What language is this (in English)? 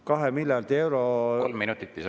Estonian